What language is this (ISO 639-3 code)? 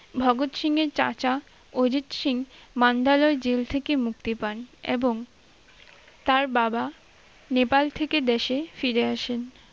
ben